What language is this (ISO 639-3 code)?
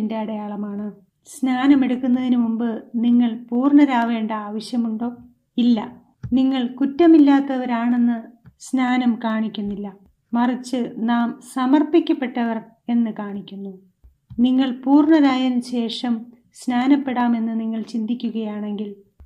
mal